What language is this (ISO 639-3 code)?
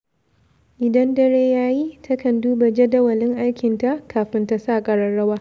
hau